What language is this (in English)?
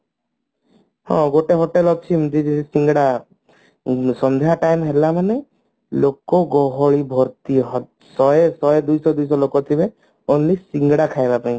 Odia